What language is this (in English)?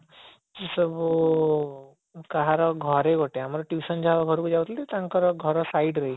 Odia